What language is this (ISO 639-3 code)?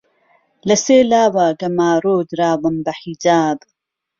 ckb